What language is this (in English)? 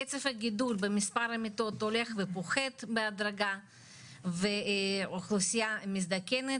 Hebrew